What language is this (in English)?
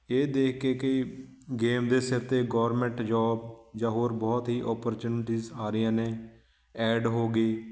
Punjabi